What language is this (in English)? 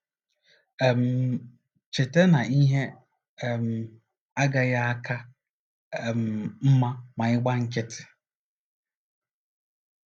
Igbo